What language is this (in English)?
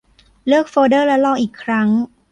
Thai